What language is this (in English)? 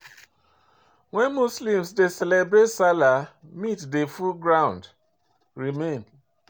Nigerian Pidgin